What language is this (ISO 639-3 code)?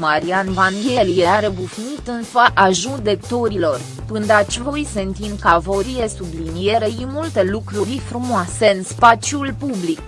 ron